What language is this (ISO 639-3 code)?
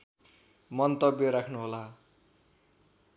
nep